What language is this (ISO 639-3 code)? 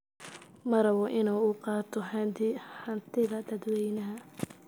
som